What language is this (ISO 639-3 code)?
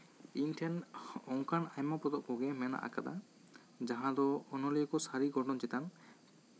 sat